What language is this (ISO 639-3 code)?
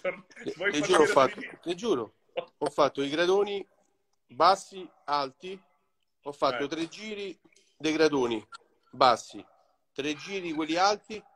ita